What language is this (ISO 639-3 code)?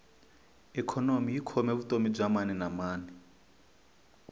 tso